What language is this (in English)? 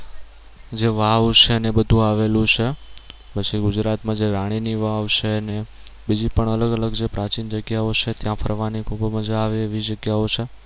Gujarati